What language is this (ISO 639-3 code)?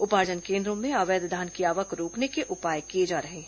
hin